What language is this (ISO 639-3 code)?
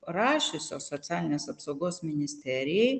lit